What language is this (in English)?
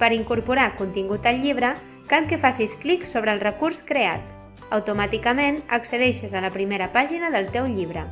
Catalan